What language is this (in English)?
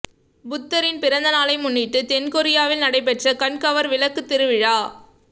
Tamil